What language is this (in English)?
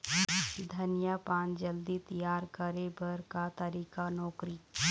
Chhattisgarhi